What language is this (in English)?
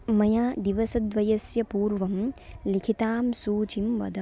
Sanskrit